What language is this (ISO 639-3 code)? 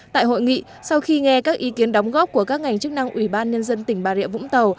vie